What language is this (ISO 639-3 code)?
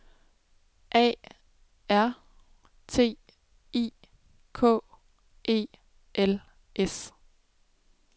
dan